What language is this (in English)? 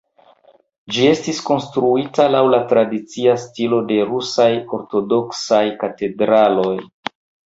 Esperanto